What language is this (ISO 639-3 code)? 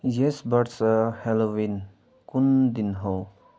nep